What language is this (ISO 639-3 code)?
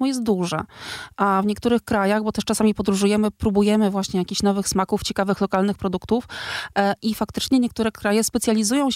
pol